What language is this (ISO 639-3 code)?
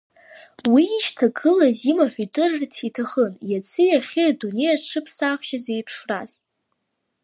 abk